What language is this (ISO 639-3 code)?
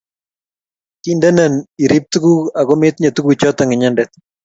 kln